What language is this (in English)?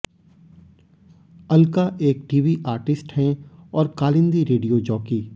Hindi